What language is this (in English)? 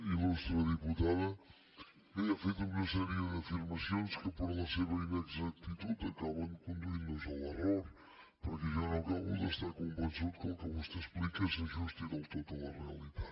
Catalan